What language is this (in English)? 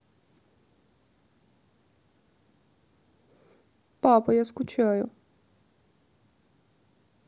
Russian